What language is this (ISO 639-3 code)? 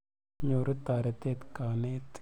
kln